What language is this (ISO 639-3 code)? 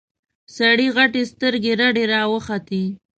pus